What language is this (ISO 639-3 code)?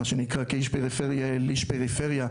heb